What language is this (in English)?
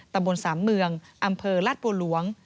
Thai